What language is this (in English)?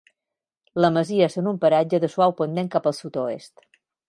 Catalan